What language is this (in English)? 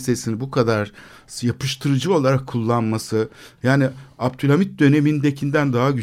Turkish